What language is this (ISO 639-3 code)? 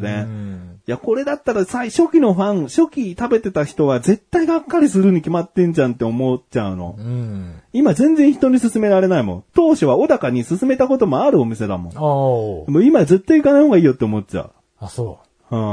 jpn